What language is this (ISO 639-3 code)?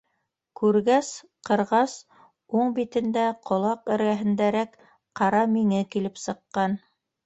bak